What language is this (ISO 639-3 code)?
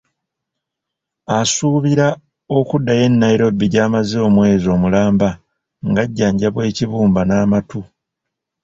lug